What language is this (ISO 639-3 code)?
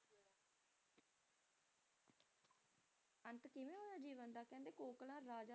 pan